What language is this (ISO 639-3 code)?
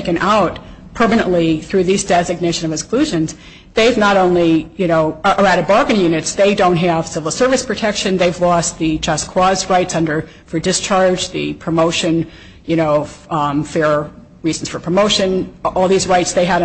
eng